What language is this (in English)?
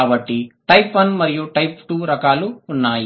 Telugu